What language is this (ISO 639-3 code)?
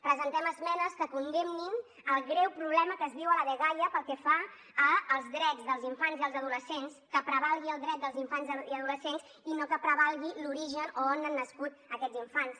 cat